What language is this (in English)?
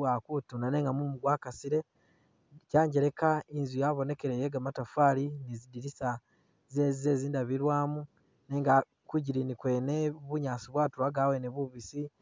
Masaaba